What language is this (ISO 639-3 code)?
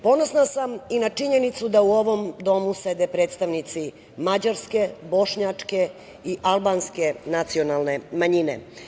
srp